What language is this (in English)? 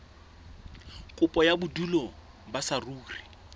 Southern Sotho